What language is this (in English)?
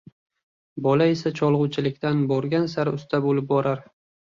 Uzbek